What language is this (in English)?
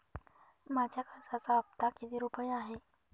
Marathi